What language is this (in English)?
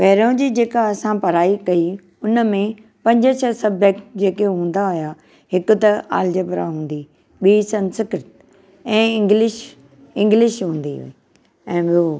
Sindhi